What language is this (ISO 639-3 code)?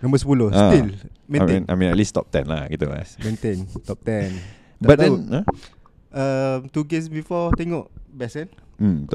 msa